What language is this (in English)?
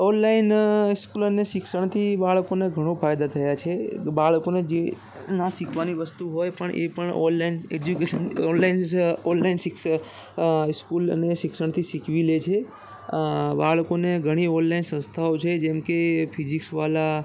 Gujarati